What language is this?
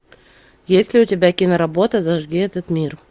Russian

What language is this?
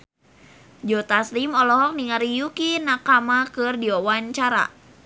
Sundanese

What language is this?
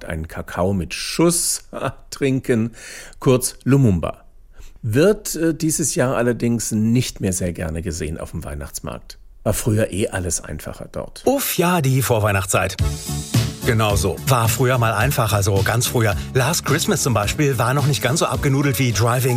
German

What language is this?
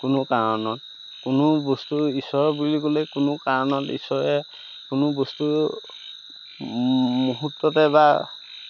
Assamese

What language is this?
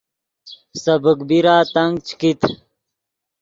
Yidgha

